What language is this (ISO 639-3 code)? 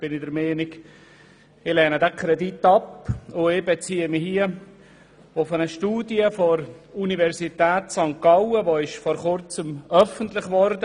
gsw